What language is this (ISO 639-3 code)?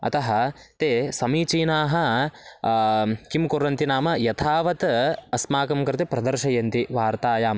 san